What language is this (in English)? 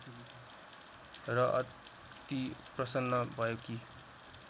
Nepali